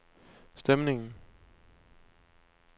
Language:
Danish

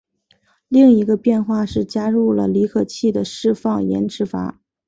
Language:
Chinese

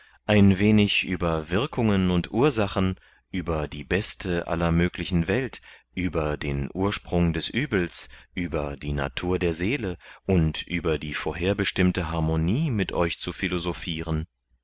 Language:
German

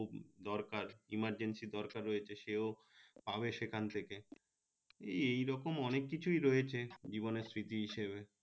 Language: Bangla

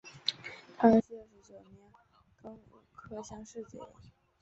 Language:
Chinese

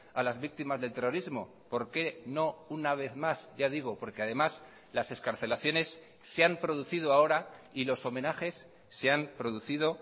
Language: Spanish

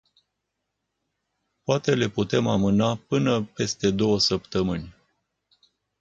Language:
Romanian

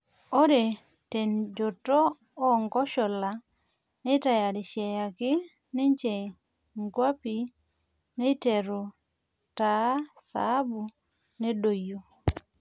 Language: Masai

